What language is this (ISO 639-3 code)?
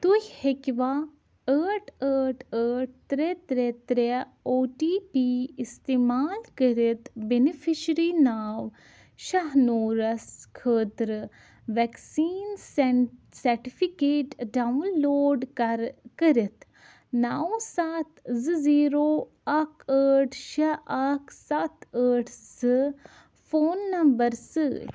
kas